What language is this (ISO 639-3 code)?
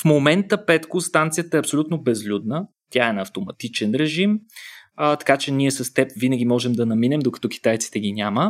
bul